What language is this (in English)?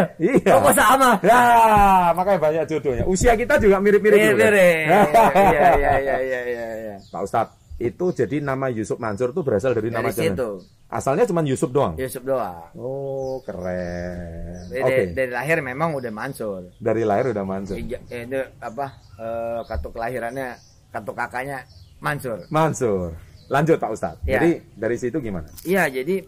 Indonesian